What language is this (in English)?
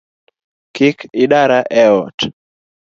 Luo (Kenya and Tanzania)